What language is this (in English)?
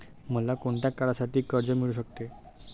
Marathi